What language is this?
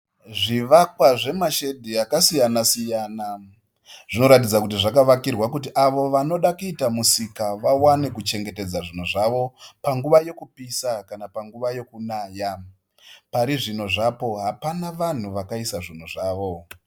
Shona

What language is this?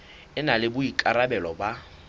Southern Sotho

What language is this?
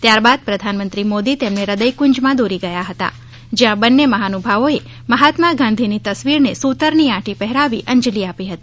Gujarati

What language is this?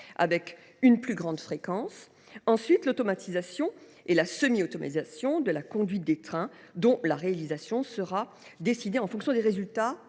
French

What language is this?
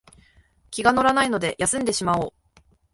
Japanese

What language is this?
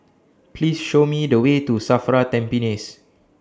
English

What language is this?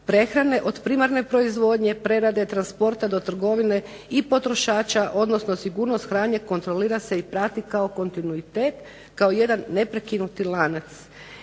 Croatian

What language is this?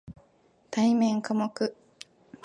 Japanese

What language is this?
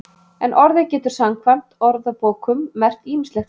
Icelandic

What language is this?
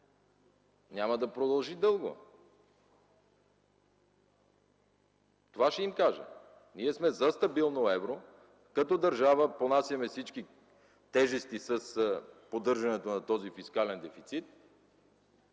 Bulgarian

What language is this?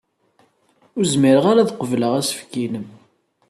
Kabyle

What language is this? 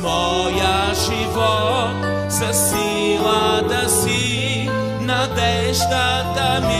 Romanian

